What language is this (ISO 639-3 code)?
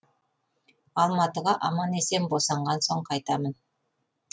kaz